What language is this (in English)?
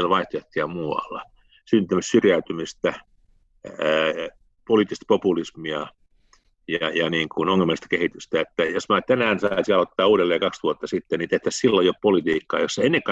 Finnish